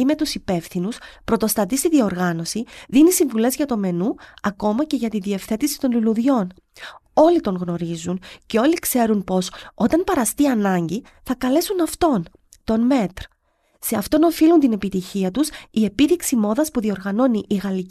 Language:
Greek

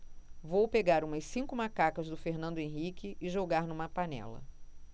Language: Portuguese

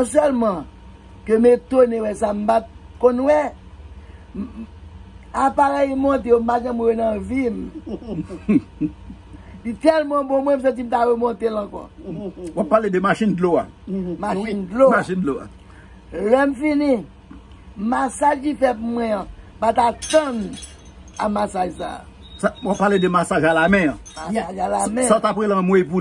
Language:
French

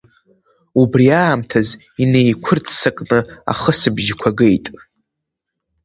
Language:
Abkhazian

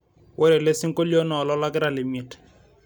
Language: Masai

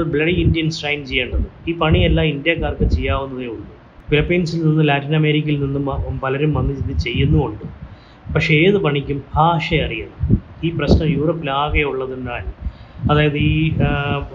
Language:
Malayalam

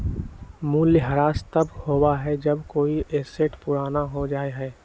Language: Magahi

